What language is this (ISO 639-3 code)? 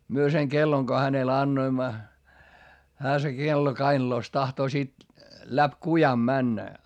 fin